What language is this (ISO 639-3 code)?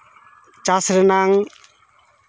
sat